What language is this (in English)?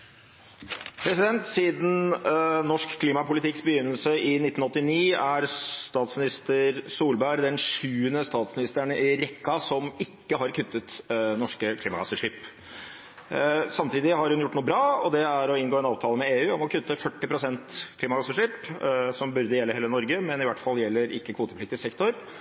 Norwegian Bokmål